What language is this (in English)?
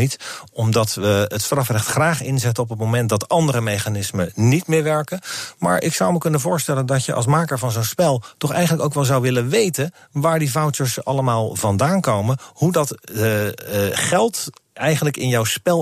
Dutch